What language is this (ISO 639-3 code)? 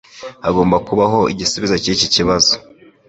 kin